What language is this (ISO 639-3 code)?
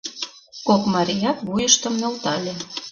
chm